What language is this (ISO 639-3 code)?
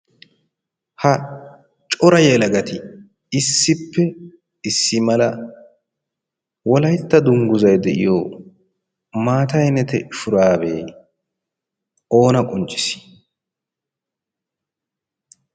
wal